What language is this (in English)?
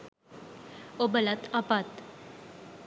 Sinhala